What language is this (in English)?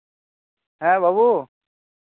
Santali